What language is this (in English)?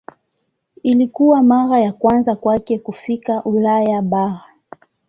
Swahili